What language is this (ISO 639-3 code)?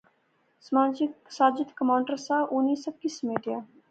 phr